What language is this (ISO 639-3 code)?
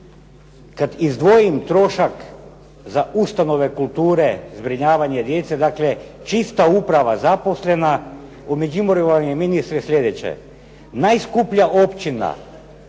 hrv